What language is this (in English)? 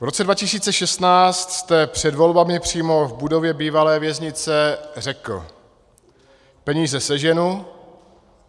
Czech